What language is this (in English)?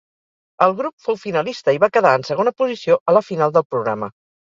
Catalan